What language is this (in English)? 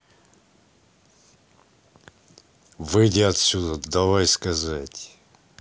Russian